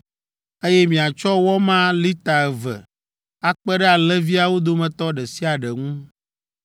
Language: Ewe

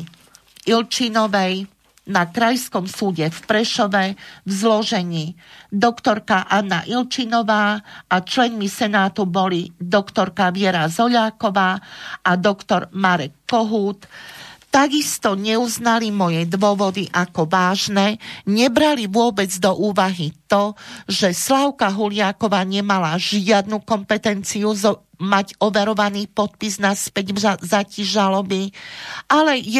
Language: Slovak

